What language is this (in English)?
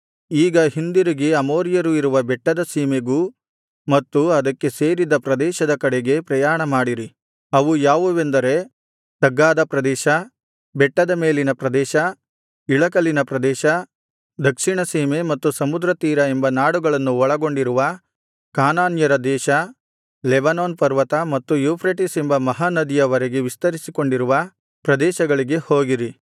Kannada